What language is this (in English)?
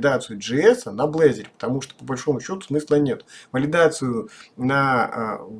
Russian